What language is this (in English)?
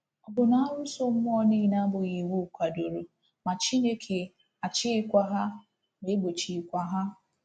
Igbo